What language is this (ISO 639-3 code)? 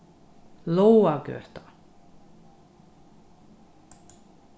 fao